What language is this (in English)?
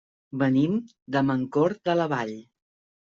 Catalan